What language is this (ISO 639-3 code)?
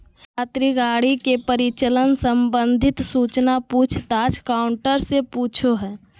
mag